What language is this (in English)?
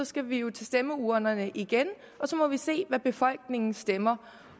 Danish